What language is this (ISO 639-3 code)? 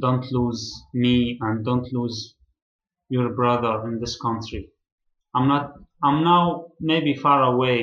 eng